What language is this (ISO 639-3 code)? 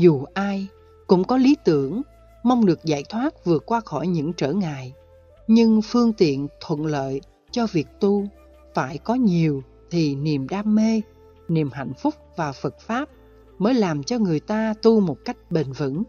vie